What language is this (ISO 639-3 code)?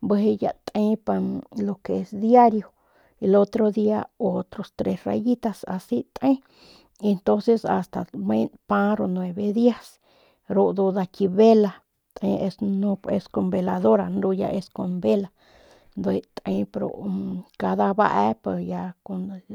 pmq